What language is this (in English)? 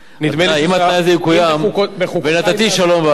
Hebrew